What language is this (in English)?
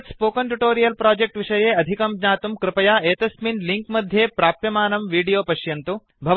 Sanskrit